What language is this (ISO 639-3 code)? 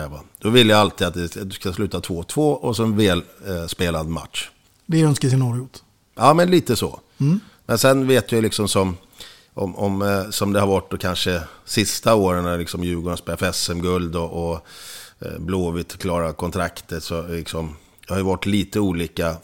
swe